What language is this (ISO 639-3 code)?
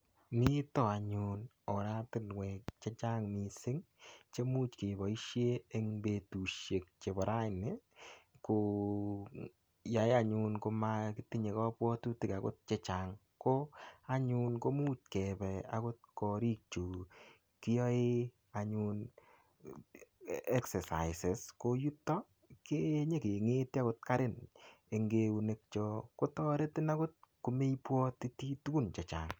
kln